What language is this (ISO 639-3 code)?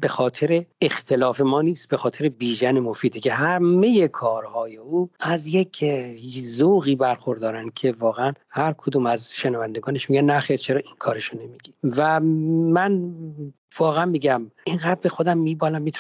fas